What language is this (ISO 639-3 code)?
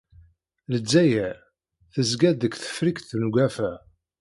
kab